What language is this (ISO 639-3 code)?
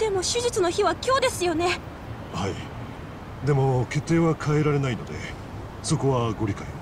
jpn